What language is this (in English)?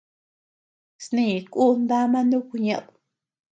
Tepeuxila Cuicatec